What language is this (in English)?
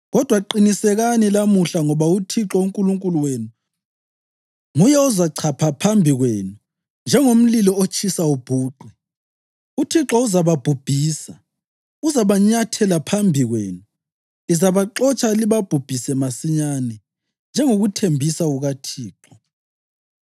North Ndebele